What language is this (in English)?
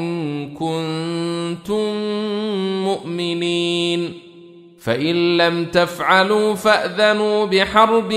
Arabic